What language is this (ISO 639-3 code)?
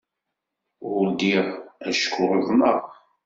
kab